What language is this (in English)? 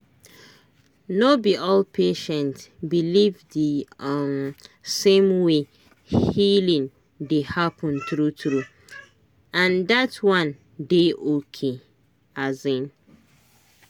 Nigerian Pidgin